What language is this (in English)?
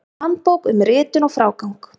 Icelandic